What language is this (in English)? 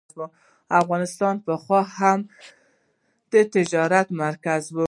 Pashto